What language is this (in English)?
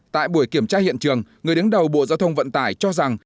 Vietnamese